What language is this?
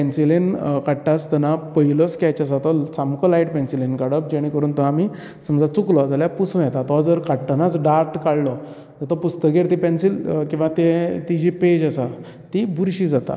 Konkani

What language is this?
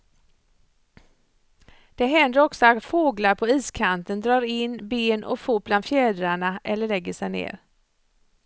Swedish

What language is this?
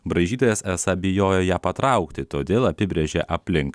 Lithuanian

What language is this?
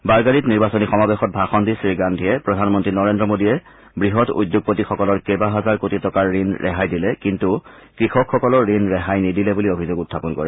Assamese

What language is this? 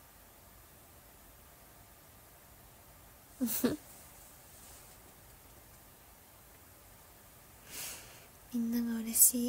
Japanese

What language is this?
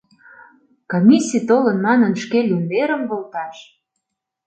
Mari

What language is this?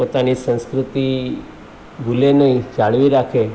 Gujarati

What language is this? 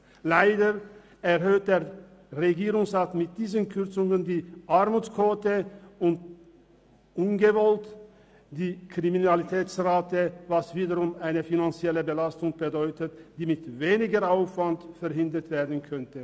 Swiss German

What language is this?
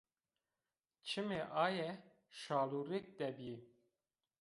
Zaza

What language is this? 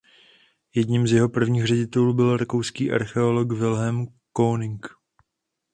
Czech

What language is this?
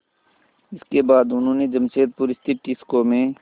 Hindi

